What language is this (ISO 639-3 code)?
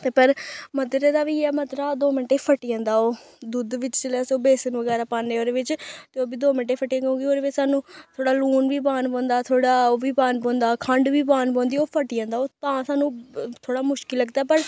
doi